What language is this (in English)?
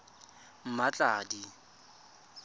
Tswana